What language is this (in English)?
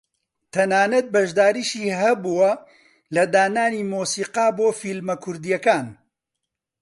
Central Kurdish